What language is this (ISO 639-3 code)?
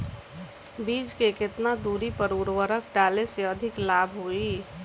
bho